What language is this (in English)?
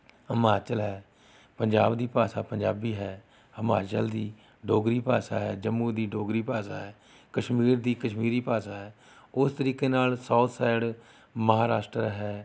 Punjabi